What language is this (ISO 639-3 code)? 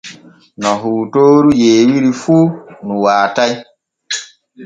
fue